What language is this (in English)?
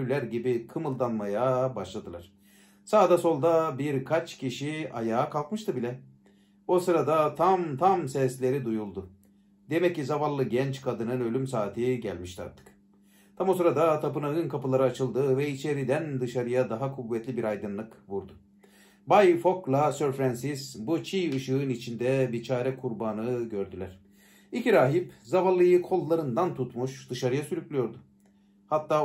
Turkish